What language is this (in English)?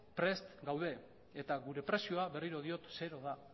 Basque